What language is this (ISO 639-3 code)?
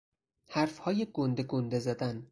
fas